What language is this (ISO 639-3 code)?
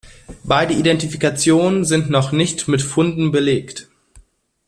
deu